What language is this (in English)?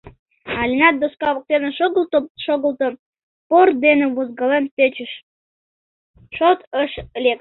Mari